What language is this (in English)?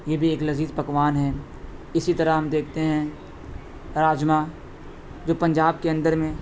Urdu